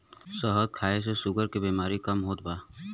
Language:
Bhojpuri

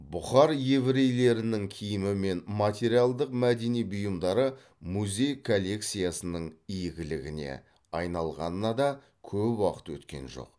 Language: Kazakh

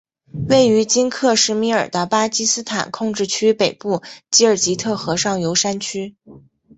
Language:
Chinese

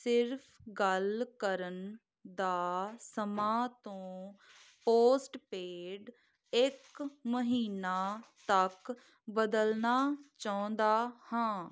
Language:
Punjabi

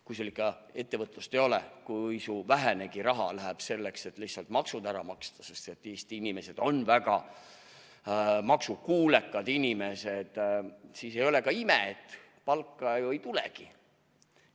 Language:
Estonian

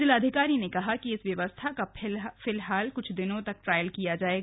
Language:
Hindi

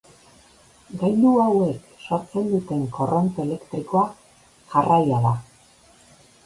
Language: Basque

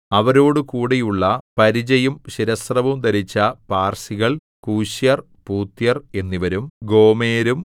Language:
Malayalam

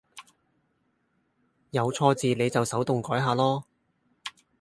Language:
Cantonese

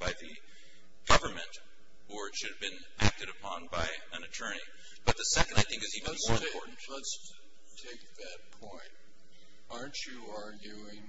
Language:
English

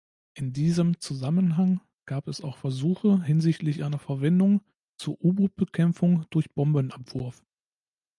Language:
German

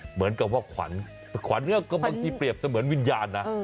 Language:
Thai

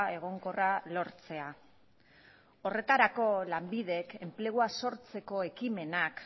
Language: Basque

